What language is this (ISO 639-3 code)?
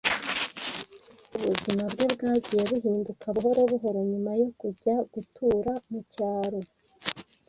kin